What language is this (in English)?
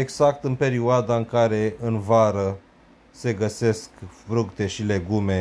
Romanian